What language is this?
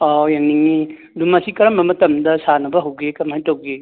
Manipuri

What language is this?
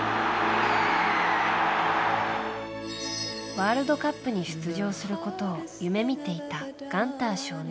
Japanese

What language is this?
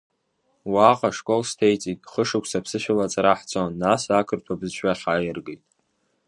Abkhazian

